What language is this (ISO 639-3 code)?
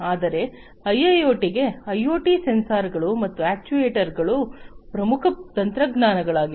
kan